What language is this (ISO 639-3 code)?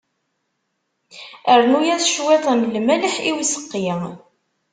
kab